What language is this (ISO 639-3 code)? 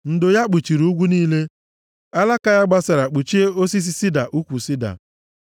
ibo